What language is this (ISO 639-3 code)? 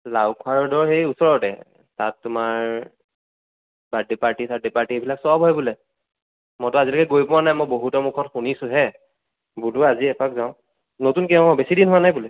asm